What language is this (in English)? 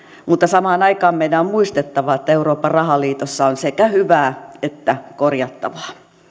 Finnish